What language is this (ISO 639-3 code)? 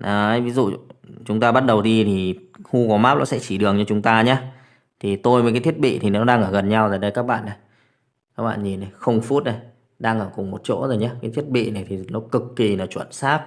vie